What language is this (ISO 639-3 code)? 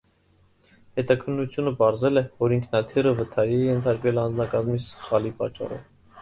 hye